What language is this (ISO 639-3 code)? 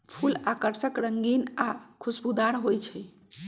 mag